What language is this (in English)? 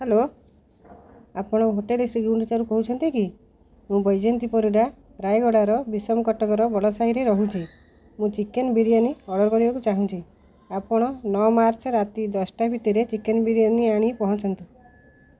Odia